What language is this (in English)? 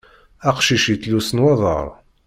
Kabyle